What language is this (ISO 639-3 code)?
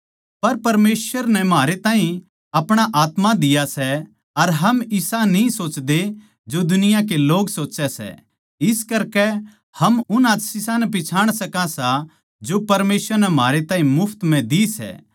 bgc